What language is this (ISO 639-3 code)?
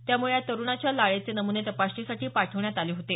mar